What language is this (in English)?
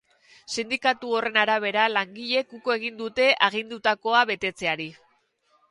Basque